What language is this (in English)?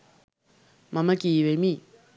Sinhala